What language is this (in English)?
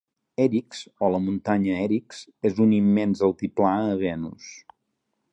Catalan